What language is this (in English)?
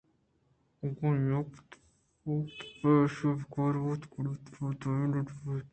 Eastern Balochi